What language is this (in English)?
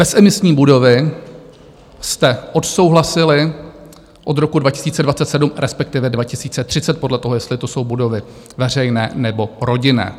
Czech